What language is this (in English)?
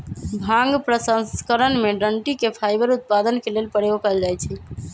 Magahi